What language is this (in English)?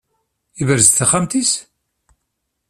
Kabyle